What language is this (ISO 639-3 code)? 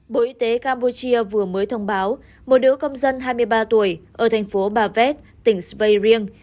vie